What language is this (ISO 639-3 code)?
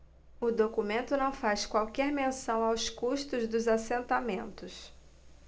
por